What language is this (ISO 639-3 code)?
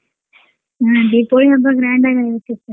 kan